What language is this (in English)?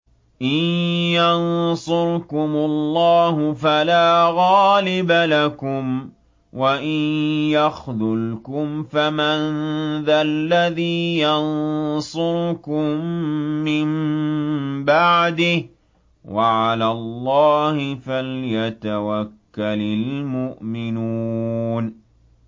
Arabic